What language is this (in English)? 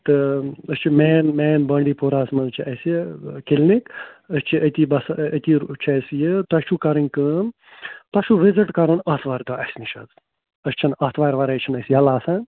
Kashmiri